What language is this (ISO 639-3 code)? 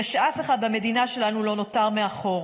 heb